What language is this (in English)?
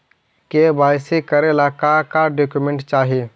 Magahi